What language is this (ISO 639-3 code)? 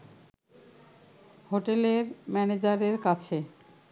ben